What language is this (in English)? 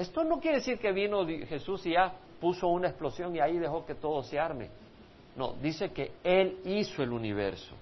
Spanish